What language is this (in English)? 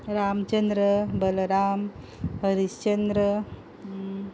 Konkani